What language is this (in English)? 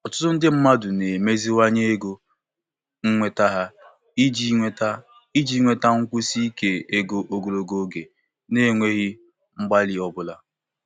Igbo